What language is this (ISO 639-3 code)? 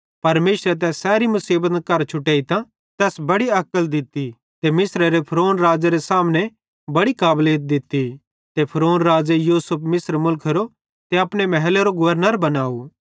bhd